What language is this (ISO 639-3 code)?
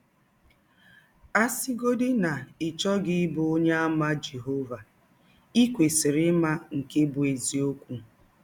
ibo